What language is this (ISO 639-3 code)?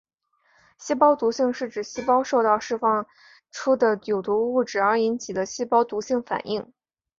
zho